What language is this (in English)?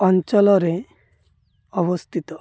Odia